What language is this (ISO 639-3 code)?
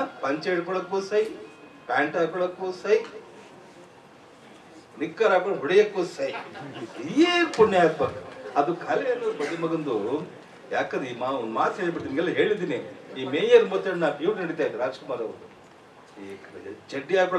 hin